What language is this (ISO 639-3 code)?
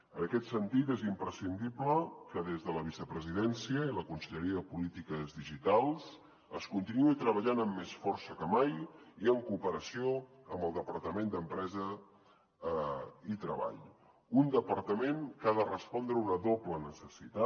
cat